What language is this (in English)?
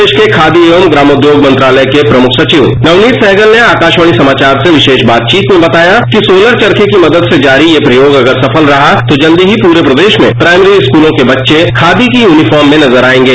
Hindi